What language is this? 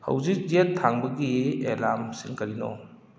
Manipuri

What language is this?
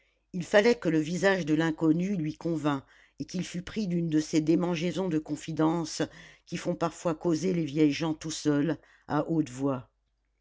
French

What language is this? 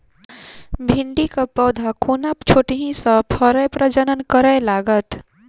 Maithili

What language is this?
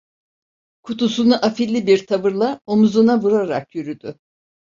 Turkish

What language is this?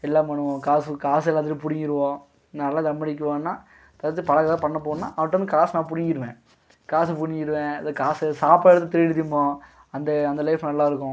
Tamil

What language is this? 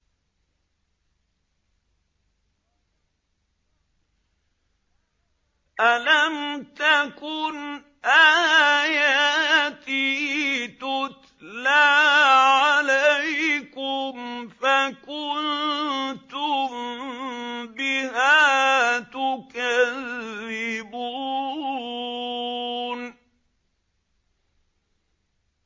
Arabic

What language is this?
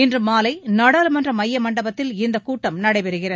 Tamil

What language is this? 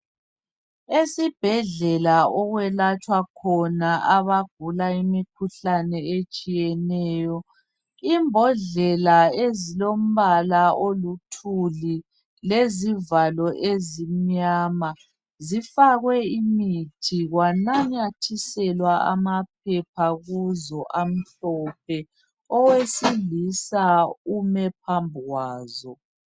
North Ndebele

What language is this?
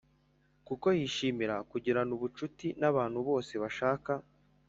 Kinyarwanda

